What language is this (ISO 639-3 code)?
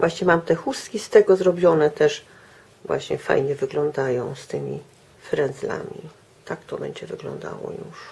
pol